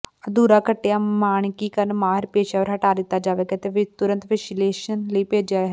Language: Punjabi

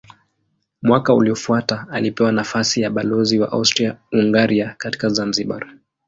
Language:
Swahili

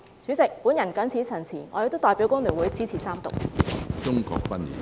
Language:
Cantonese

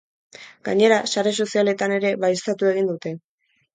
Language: Basque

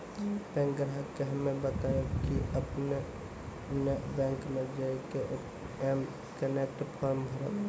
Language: Maithili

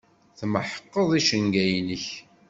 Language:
Kabyle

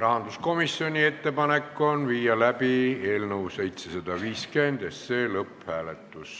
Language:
Estonian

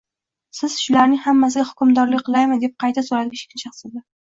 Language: Uzbek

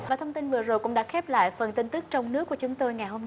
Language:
Vietnamese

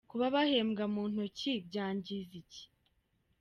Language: Kinyarwanda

